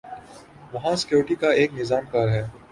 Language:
Urdu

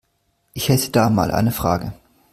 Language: German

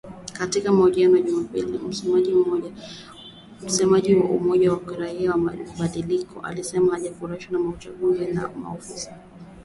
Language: Swahili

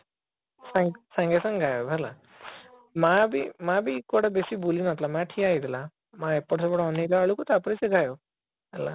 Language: Odia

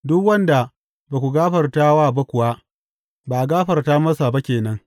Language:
Hausa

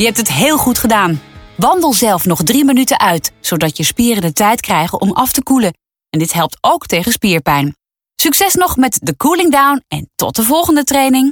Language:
Dutch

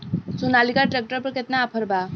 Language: Bhojpuri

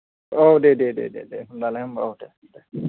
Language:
Bodo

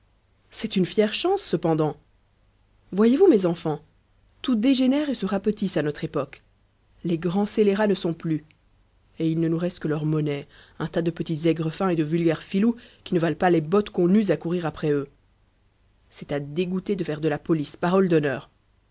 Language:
French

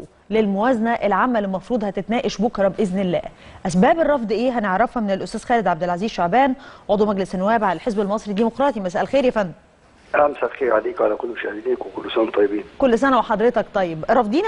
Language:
Arabic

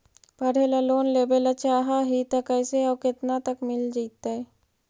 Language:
Magahi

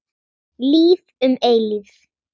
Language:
Icelandic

